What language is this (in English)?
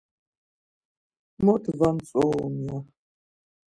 Laz